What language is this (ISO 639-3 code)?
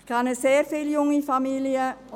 gsw